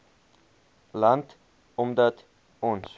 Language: Afrikaans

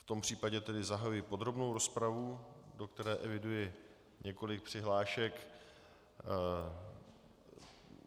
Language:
Czech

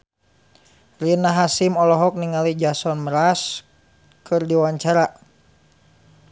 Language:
Sundanese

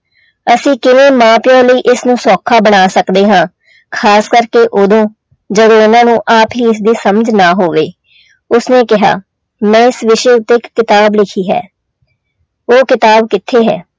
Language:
Punjabi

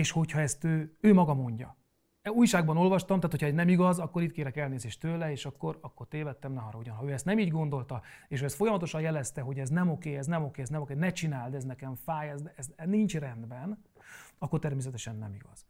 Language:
Hungarian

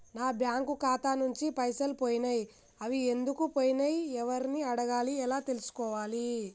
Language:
Telugu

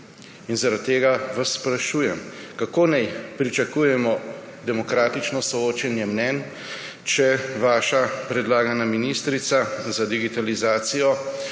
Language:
Slovenian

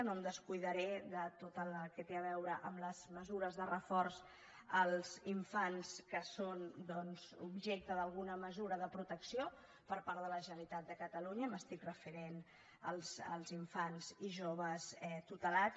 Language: Catalan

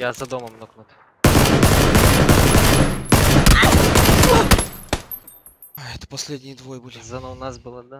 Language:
Russian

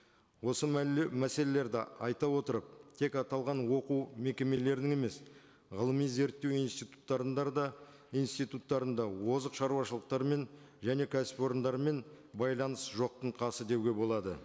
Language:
Kazakh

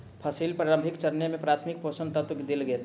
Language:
Maithili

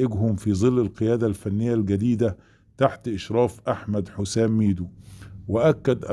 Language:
Arabic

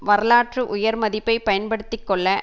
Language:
Tamil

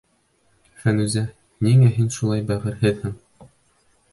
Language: Bashkir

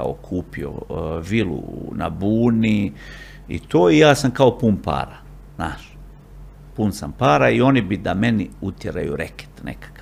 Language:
Croatian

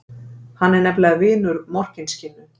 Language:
Icelandic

